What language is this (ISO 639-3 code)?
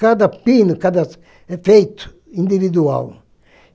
por